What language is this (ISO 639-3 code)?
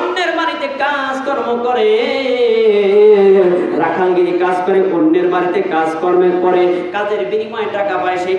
ben